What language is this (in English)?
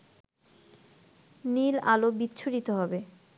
Bangla